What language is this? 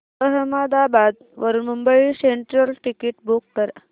Marathi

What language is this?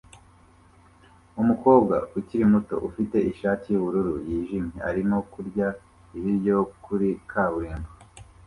Kinyarwanda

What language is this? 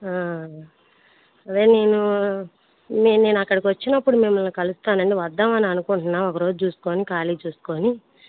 Telugu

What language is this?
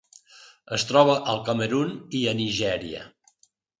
Catalan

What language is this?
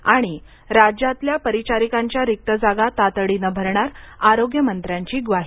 Marathi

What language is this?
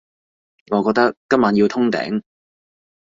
Cantonese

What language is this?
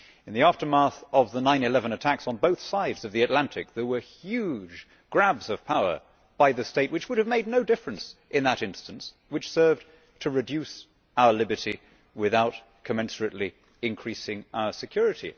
English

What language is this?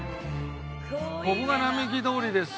Japanese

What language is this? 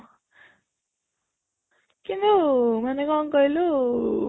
Odia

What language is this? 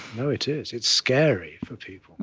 English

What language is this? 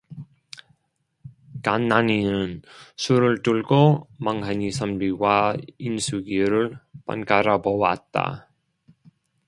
Korean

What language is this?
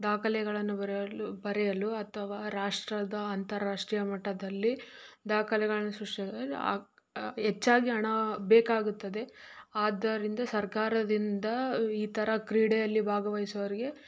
Kannada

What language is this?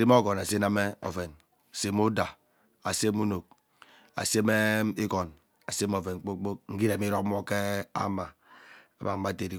Ubaghara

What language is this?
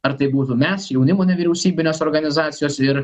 Lithuanian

